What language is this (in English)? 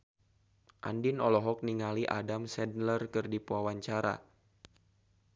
Sundanese